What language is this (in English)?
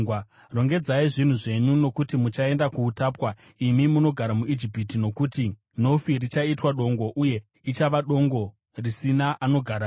Shona